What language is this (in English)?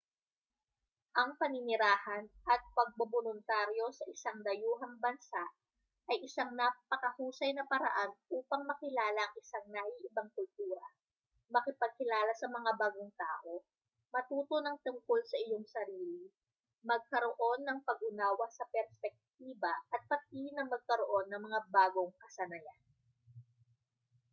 Filipino